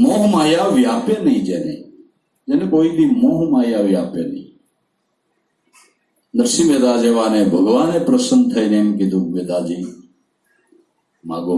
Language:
Hindi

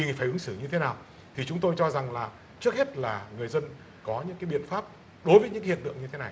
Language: Vietnamese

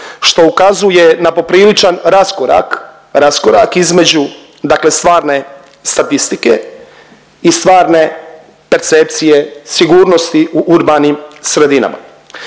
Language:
Croatian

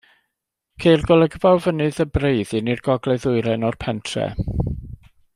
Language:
Welsh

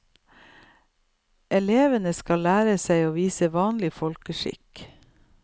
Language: Norwegian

